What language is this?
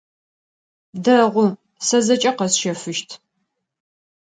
Adyghe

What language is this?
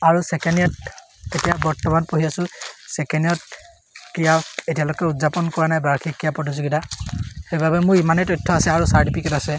Assamese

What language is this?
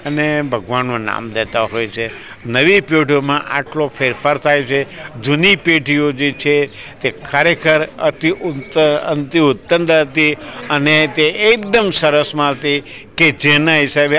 Gujarati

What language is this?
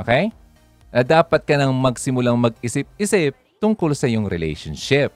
Filipino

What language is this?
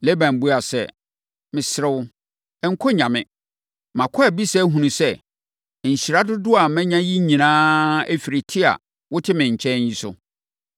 Akan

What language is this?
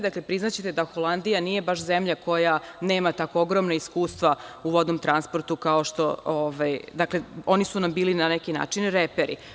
Serbian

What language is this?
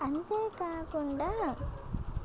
Telugu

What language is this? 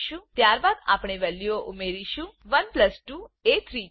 Gujarati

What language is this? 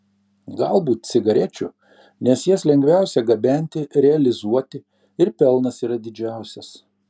Lithuanian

